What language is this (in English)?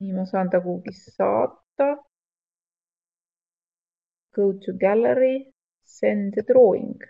Finnish